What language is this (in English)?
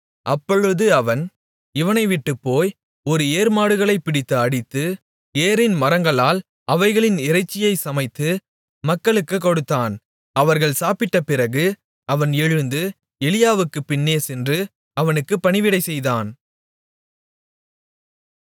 Tamil